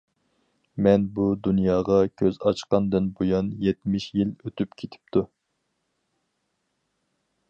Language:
Uyghur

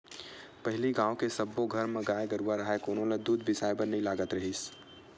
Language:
Chhattisgarhi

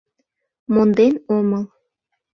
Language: Mari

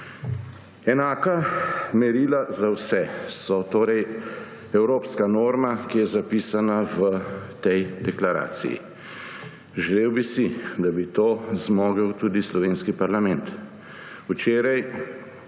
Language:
Slovenian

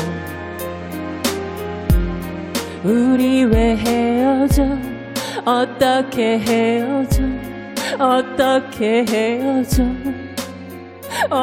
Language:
Korean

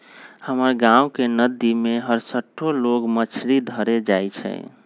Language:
Magahi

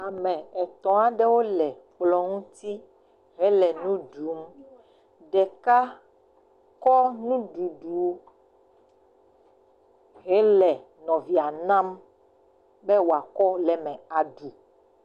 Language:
Ewe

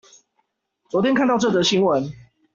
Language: Chinese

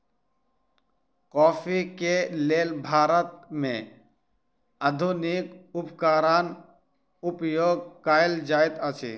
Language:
Maithili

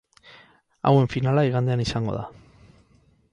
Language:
Basque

